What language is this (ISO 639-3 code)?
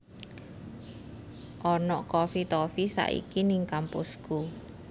jav